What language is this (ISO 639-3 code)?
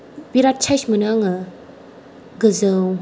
brx